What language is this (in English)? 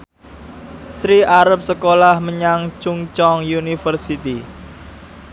Javanese